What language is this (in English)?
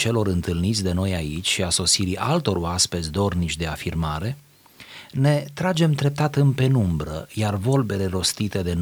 Romanian